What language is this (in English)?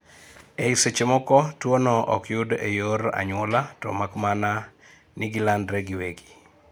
Luo (Kenya and Tanzania)